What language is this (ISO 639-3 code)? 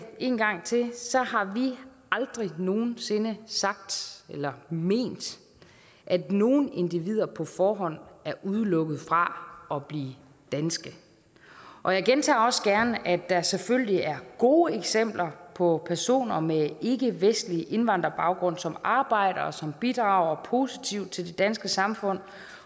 dan